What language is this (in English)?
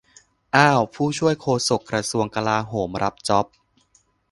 Thai